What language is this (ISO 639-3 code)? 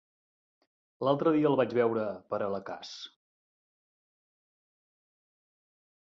cat